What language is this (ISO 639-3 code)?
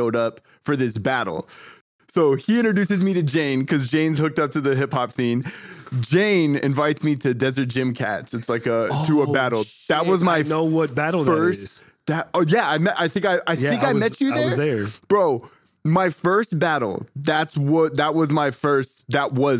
eng